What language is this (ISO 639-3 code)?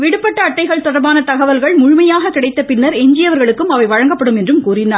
tam